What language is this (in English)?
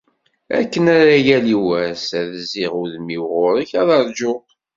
Kabyle